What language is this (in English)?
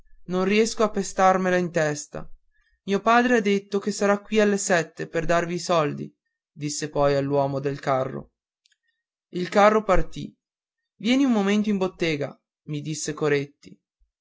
Italian